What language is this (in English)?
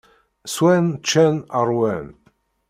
Kabyle